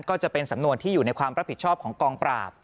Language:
Thai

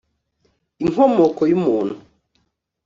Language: Kinyarwanda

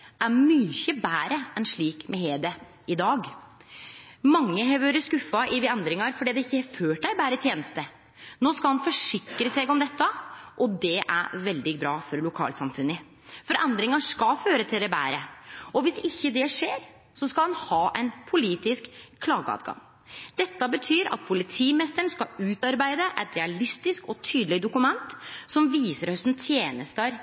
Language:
Norwegian Nynorsk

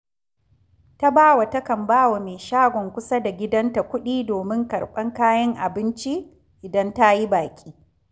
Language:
Hausa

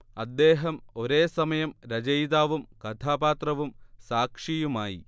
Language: Malayalam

